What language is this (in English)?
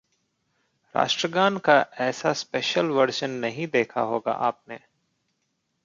Hindi